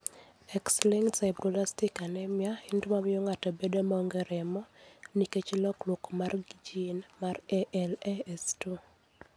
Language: Luo (Kenya and Tanzania)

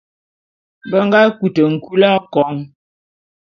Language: Bulu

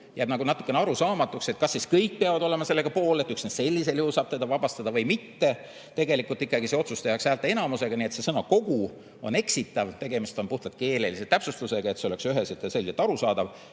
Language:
Estonian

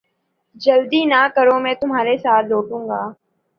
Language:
Urdu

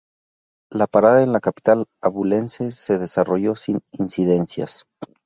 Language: Spanish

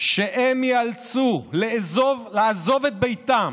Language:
Hebrew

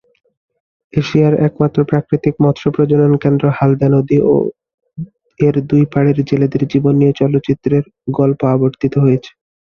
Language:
Bangla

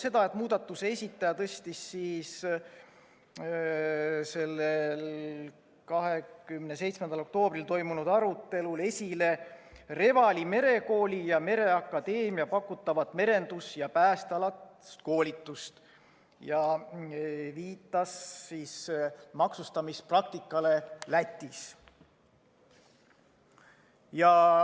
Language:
Estonian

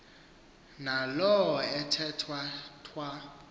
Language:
Xhosa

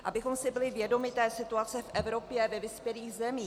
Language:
Czech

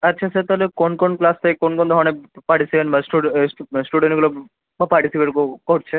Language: Bangla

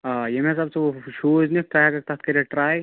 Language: Kashmiri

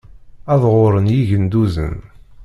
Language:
Kabyle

